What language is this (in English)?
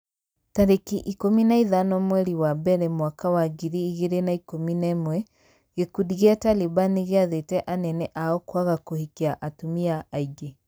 Kikuyu